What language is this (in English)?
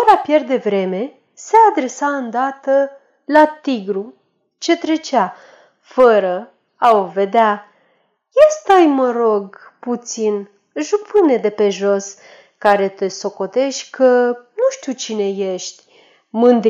Romanian